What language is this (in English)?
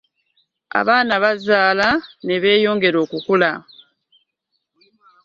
Ganda